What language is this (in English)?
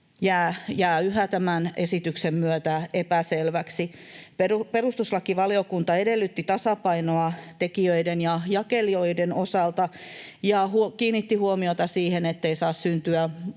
Finnish